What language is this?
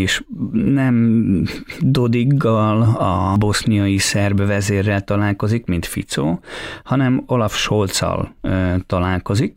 Hungarian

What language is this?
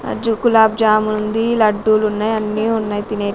Telugu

